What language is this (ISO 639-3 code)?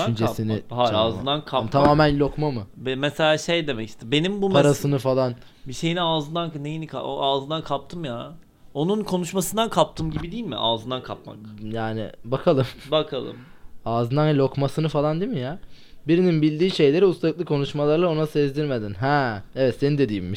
tur